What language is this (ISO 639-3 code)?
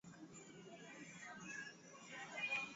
swa